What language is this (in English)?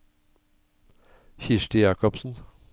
Norwegian